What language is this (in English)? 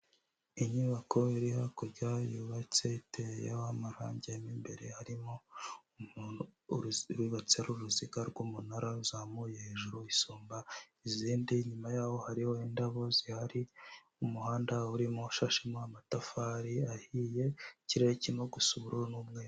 Kinyarwanda